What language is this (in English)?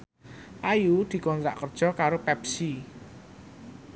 Javanese